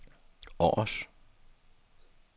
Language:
Danish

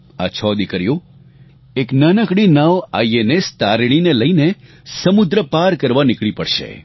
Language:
Gujarati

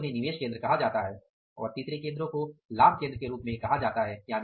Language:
Hindi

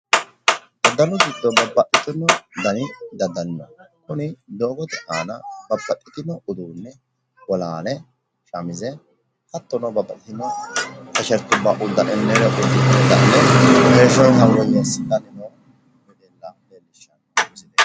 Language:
Sidamo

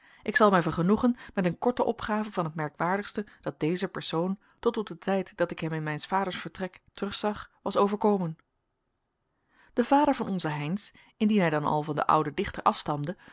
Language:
Dutch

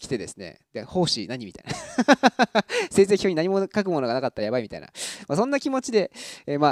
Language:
Japanese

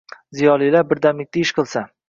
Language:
Uzbek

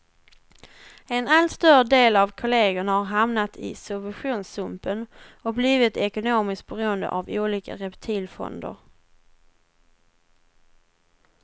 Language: Swedish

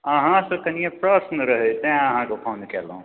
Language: Maithili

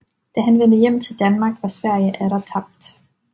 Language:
Danish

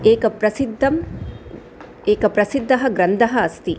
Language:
Sanskrit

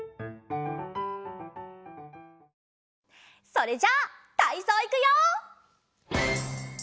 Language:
Japanese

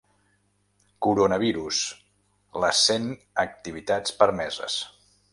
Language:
Catalan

